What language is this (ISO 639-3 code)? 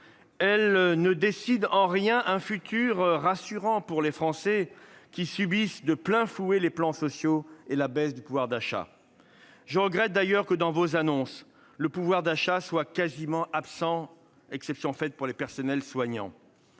fra